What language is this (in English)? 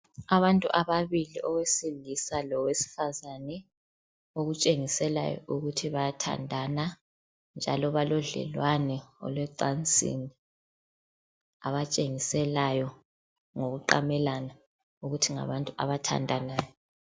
North Ndebele